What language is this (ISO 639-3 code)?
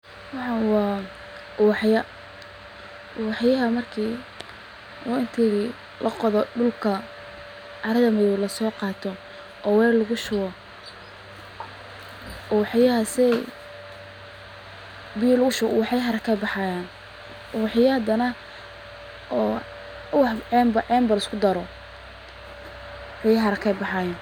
som